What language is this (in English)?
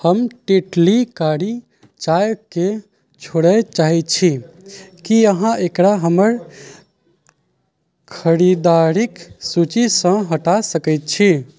Maithili